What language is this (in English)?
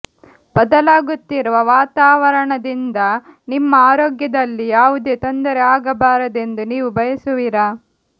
Kannada